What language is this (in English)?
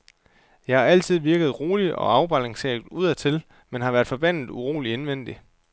Danish